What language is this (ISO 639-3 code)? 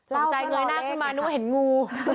tha